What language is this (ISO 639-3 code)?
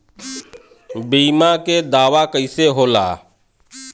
bho